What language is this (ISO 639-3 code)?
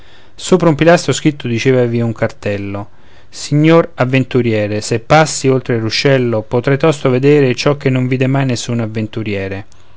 ita